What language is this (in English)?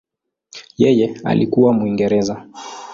Swahili